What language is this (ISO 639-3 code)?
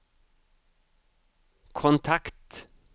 swe